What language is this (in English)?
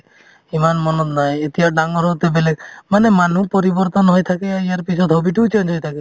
Assamese